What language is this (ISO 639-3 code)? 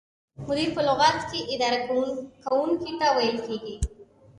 pus